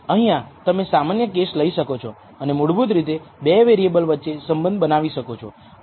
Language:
Gujarati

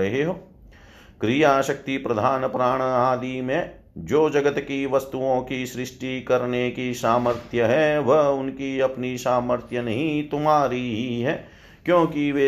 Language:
Hindi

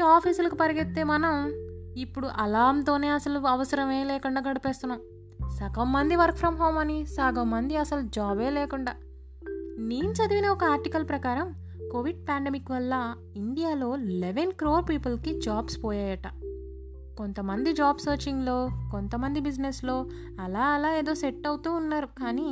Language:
Telugu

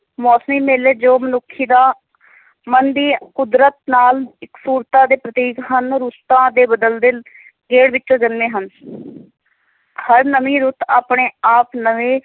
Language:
Punjabi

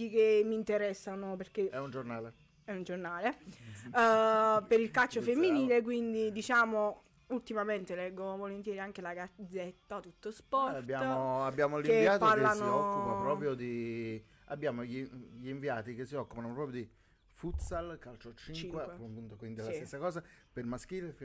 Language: Italian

